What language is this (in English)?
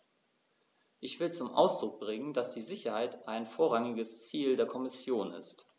German